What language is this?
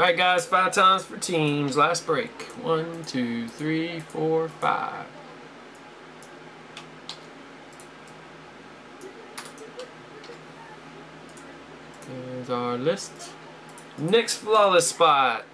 English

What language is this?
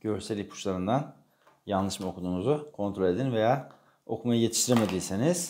Turkish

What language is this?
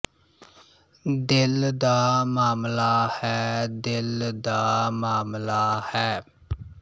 Punjabi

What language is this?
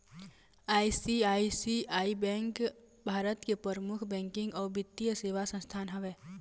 Chhattisgarhi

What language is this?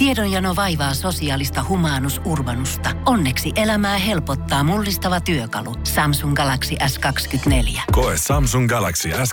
Finnish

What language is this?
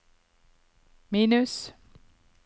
Norwegian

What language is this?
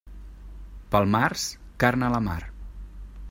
Catalan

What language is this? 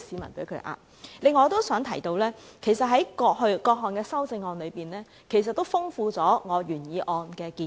Cantonese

